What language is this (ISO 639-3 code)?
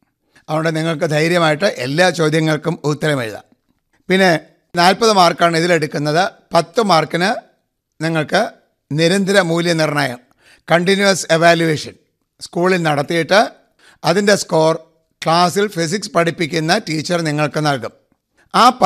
mal